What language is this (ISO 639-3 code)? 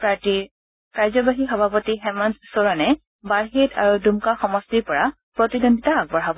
asm